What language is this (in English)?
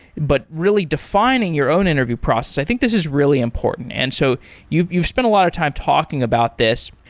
English